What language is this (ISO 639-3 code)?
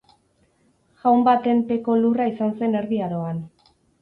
eus